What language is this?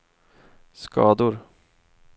Swedish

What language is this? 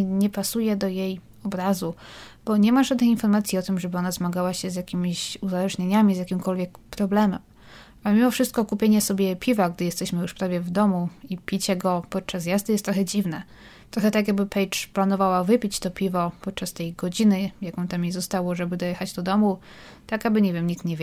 Polish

